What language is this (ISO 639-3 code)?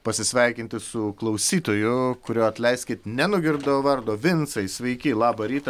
lit